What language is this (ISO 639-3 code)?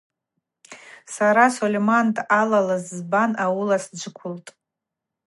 abq